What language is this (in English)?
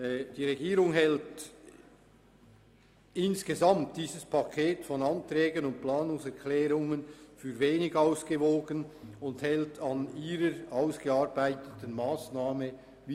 Swiss German